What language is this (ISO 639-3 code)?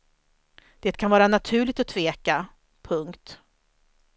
swe